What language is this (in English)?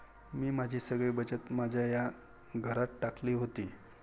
Marathi